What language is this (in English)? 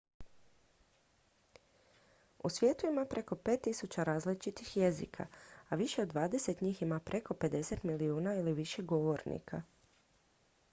Croatian